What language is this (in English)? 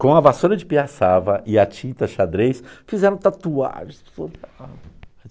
Portuguese